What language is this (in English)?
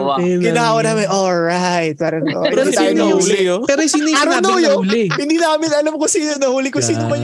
Filipino